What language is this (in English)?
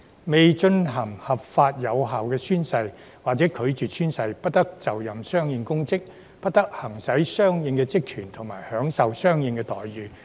Cantonese